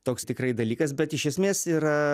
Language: Lithuanian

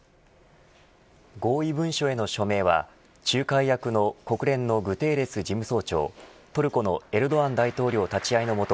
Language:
Japanese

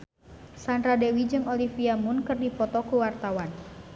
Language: Sundanese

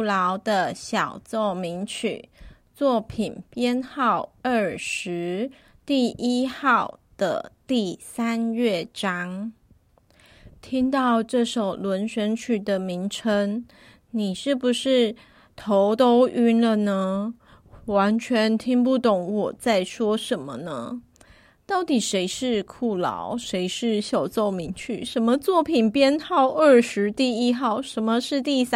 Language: Chinese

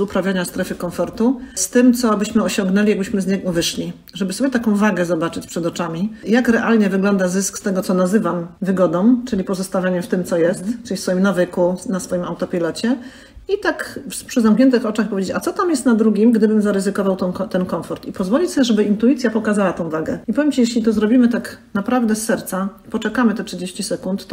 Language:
Polish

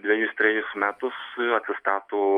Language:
Lithuanian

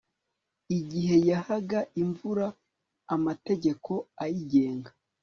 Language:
Kinyarwanda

